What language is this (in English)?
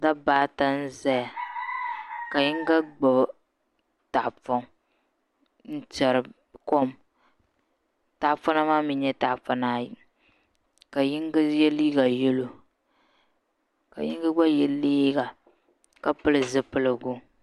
Dagbani